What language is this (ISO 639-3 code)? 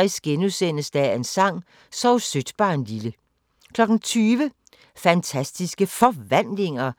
dan